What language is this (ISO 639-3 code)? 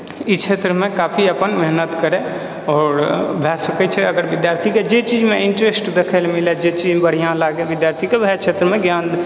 mai